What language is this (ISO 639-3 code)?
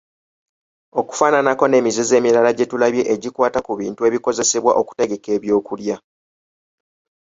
lug